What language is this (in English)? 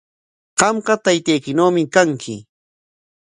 Corongo Ancash Quechua